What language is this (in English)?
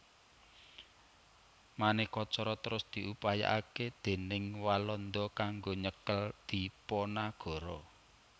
Javanese